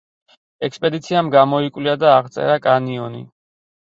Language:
Georgian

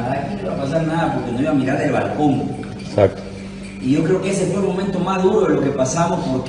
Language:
Spanish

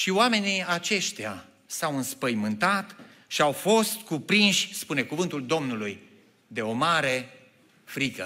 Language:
Romanian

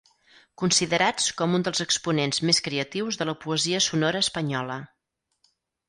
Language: Catalan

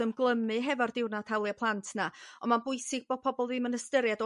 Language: Welsh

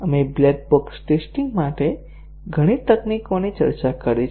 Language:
Gujarati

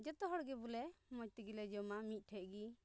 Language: Santali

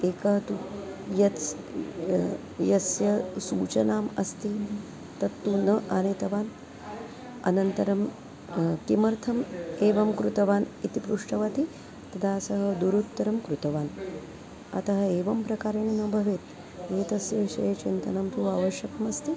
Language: Sanskrit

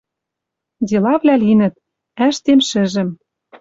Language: Western Mari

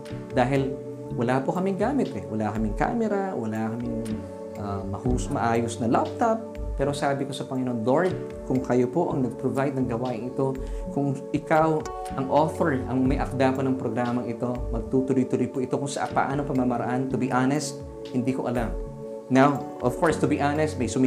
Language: Filipino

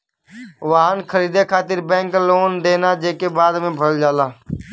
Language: Bhojpuri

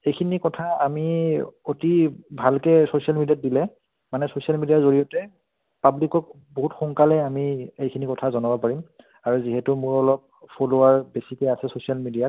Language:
Assamese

